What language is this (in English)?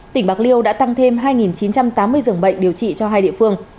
Vietnamese